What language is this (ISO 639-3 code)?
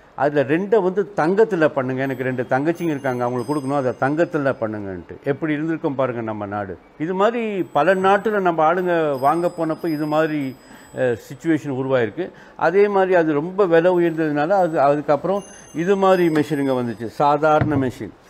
tam